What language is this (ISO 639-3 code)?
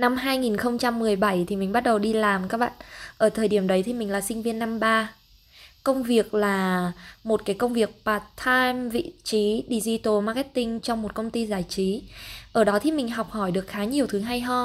vie